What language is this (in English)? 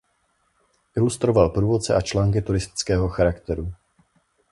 Czech